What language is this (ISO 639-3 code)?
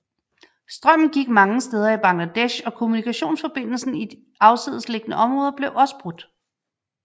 dan